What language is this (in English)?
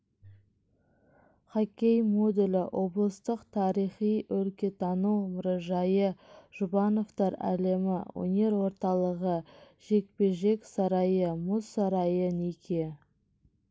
Kazakh